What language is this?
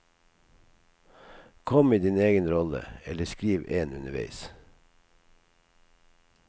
Norwegian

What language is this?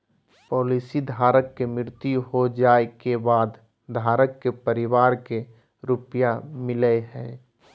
Magahi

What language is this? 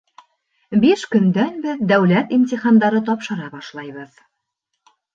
Bashkir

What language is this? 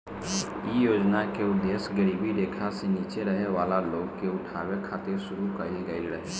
Bhojpuri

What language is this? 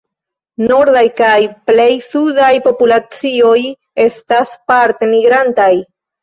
Esperanto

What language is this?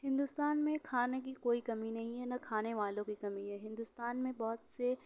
Urdu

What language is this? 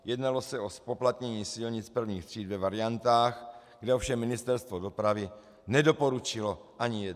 Czech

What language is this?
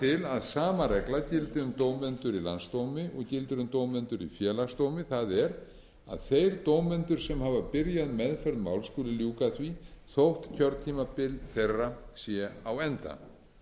Icelandic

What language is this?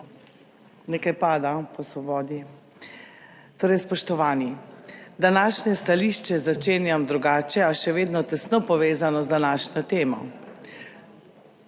Slovenian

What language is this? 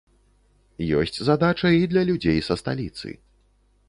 Belarusian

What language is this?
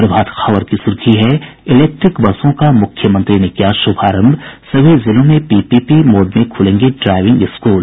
Hindi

